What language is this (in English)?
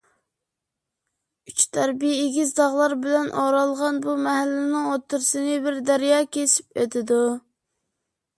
Uyghur